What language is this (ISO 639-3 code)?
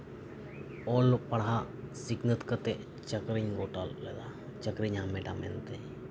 sat